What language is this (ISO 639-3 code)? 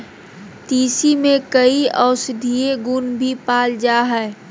mag